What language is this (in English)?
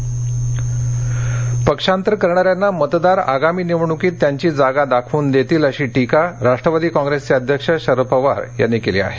Marathi